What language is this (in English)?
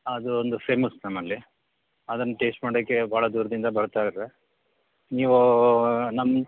Kannada